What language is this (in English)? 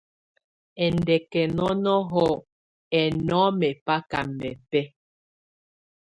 Tunen